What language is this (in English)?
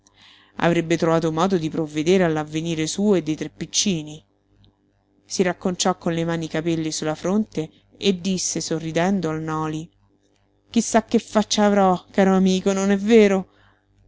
Italian